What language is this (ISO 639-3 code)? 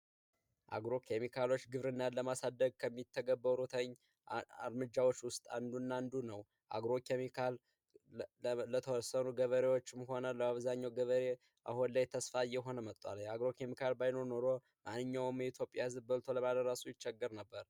amh